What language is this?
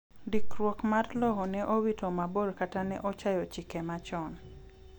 Luo (Kenya and Tanzania)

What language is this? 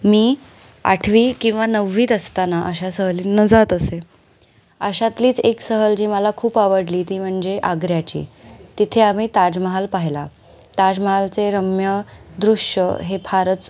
Marathi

